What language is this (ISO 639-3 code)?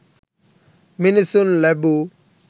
sin